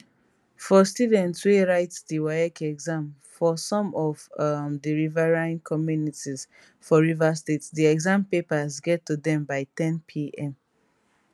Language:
Nigerian Pidgin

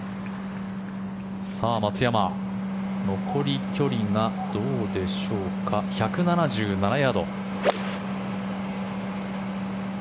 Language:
Japanese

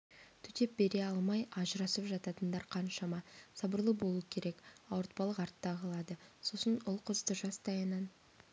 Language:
Kazakh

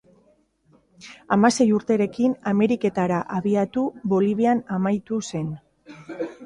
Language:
Basque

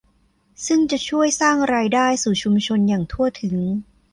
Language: Thai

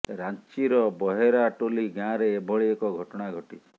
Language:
Odia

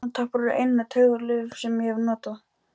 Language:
Icelandic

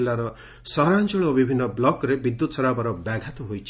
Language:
Odia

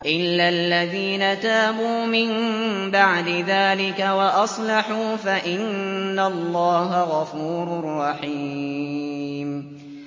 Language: Arabic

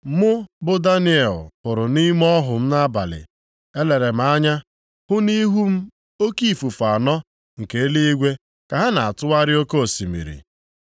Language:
Igbo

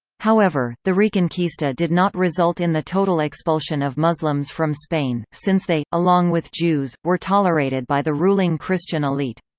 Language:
English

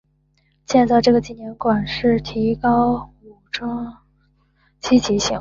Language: Chinese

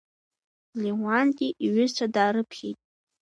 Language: Abkhazian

